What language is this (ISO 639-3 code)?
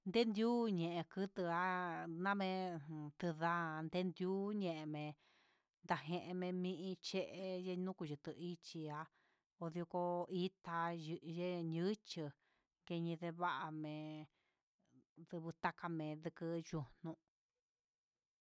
mxs